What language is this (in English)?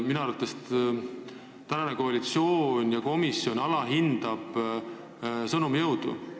Estonian